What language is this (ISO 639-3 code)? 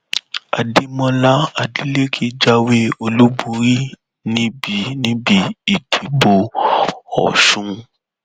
yor